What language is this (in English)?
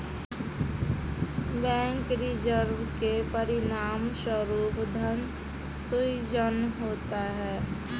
Hindi